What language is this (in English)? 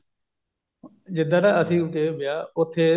Punjabi